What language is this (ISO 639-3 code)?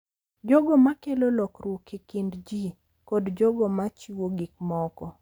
luo